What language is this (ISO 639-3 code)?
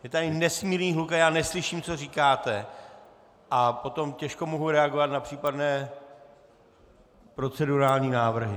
ces